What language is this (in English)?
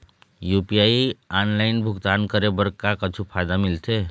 Chhattisgarhi